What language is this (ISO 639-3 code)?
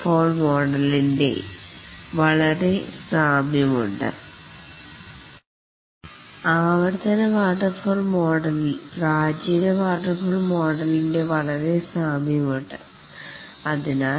mal